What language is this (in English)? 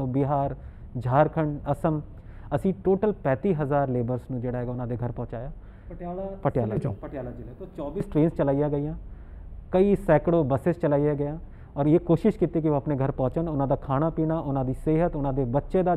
Hindi